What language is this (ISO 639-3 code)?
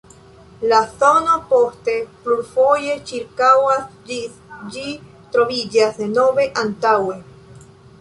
epo